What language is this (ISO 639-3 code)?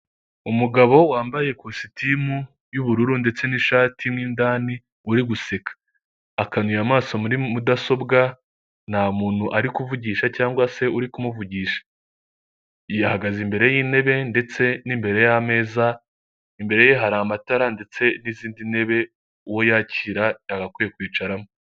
kin